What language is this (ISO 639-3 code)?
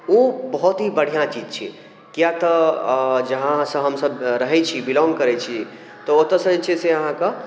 mai